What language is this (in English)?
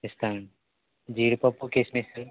Telugu